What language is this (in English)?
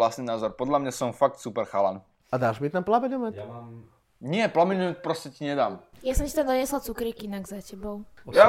Slovak